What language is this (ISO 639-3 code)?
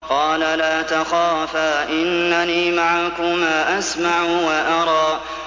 ara